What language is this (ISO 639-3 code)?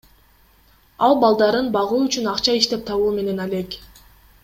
kir